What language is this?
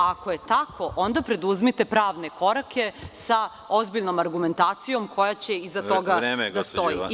Serbian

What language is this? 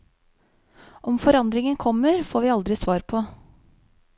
Norwegian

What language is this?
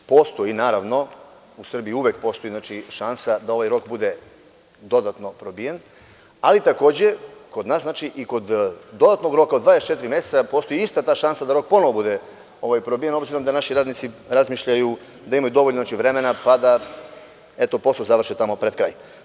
Serbian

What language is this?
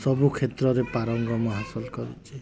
Odia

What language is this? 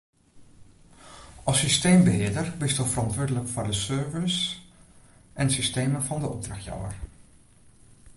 Western Frisian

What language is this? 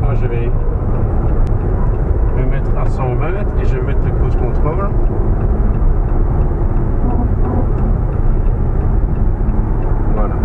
French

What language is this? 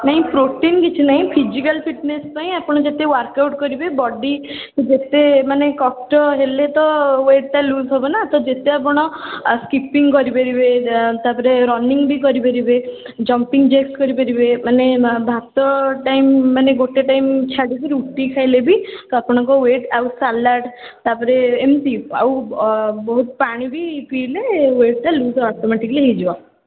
Odia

